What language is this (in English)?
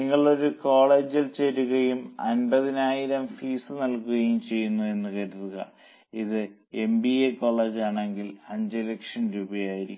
Malayalam